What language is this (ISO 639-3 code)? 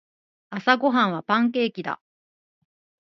jpn